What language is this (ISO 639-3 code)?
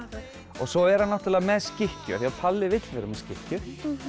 isl